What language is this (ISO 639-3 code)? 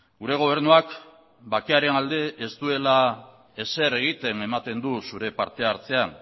eus